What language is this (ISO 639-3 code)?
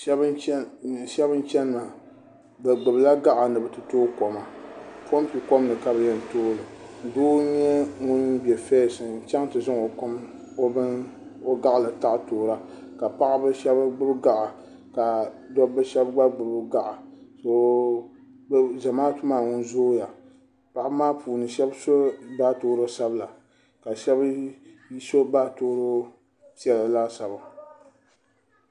dag